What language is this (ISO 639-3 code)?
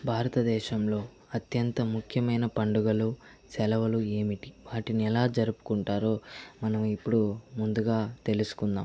tel